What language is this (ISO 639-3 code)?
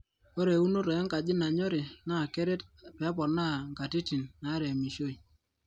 mas